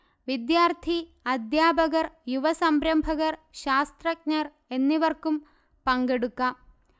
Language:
Malayalam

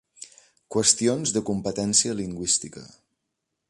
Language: Catalan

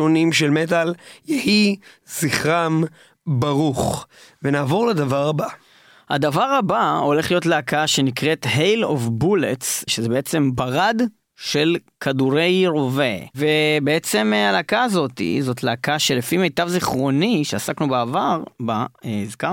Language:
Hebrew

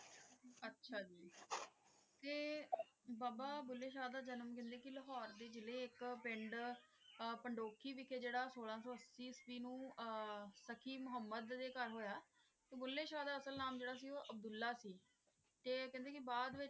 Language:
Punjabi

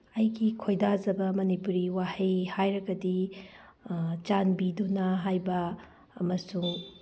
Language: Manipuri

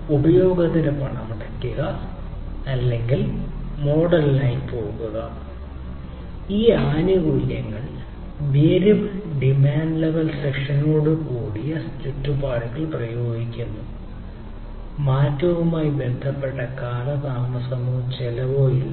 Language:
Malayalam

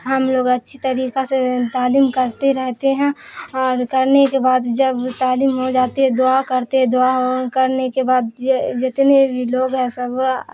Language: Urdu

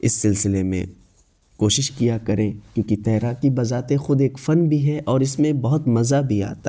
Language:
Urdu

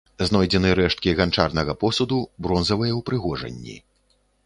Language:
Belarusian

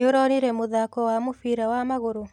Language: Kikuyu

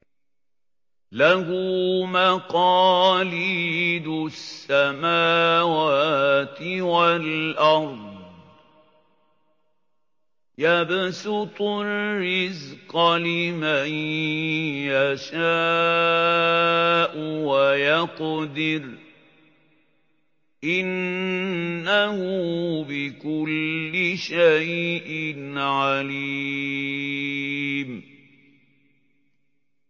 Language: Arabic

